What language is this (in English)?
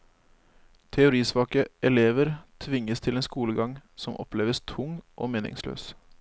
Norwegian